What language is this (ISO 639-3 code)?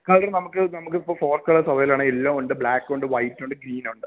mal